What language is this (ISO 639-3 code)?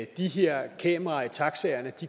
dan